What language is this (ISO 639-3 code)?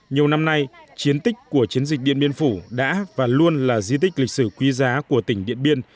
vie